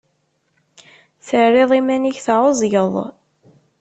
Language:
Kabyle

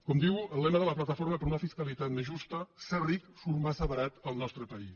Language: Catalan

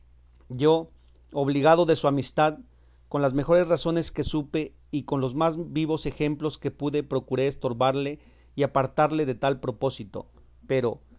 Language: Spanish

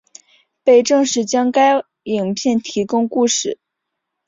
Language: Chinese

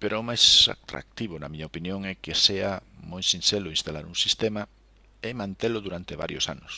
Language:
Spanish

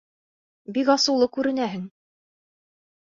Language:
Bashkir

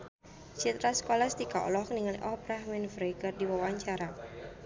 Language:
Sundanese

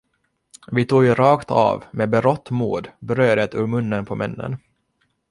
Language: Swedish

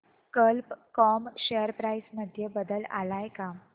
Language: Marathi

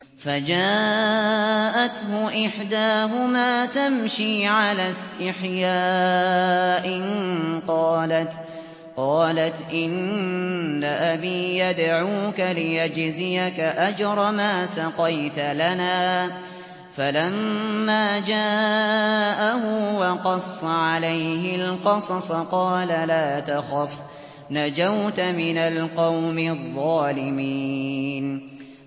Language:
Arabic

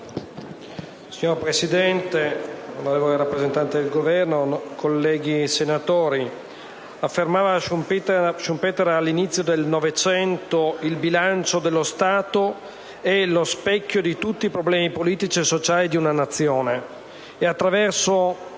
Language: Italian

